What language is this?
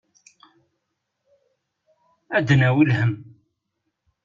Kabyle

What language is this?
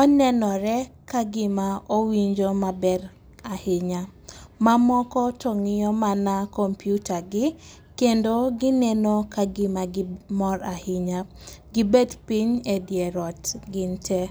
Luo (Kenya and Tanzania)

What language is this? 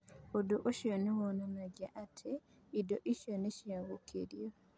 Kikuyu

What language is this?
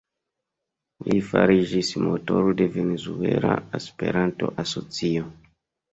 Esperanto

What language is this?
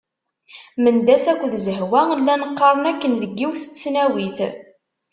Kabyle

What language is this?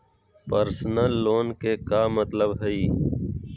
Magahi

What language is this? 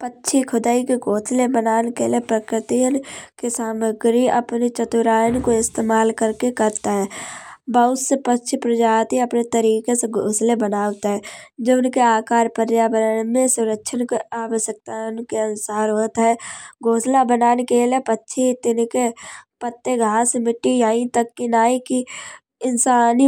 Kanauji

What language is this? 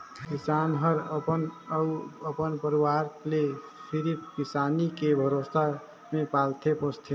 Chhattisgarhi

